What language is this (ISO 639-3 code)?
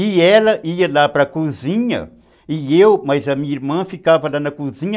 por